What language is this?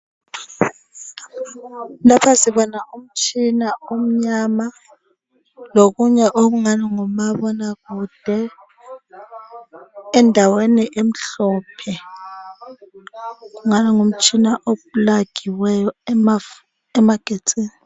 North Ndebele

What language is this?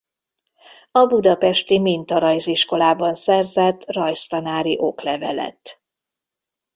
Hungarian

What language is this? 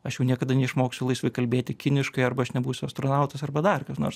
Lithuanian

